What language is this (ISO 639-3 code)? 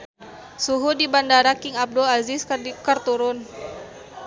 sun